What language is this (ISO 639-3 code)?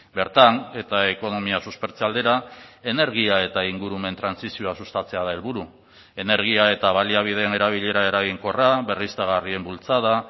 eus